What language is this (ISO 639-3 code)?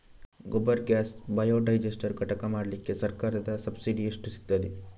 kan